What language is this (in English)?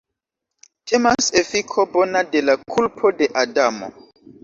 Esperanto